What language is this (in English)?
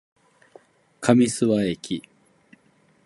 Japanese